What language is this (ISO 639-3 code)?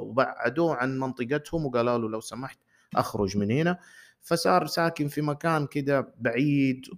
ara